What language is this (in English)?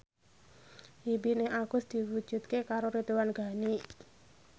Javanese